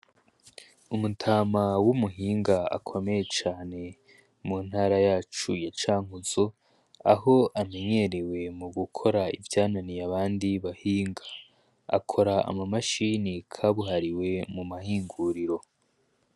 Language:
Rundi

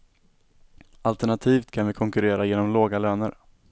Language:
Swedish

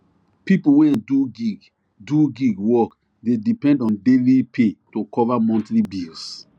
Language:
Nigerian Pidgin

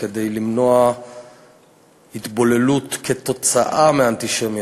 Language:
Hebrew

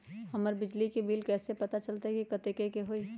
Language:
Magahi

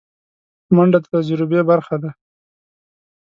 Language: Pashto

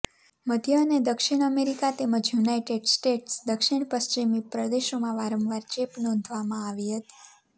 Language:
Gujarati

